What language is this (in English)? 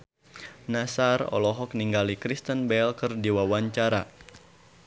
Sundanese